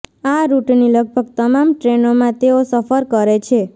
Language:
Gujarati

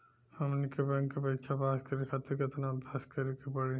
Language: Bhojpuri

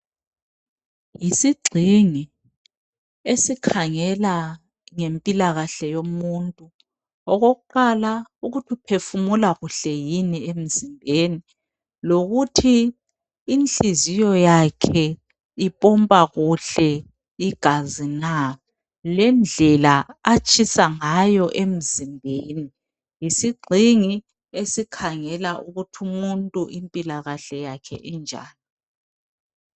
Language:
North Ndebele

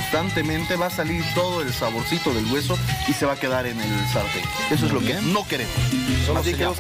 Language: Spanish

